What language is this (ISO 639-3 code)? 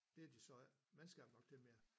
dan